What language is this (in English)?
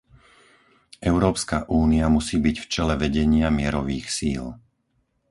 Slovak